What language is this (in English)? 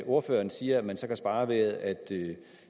Danish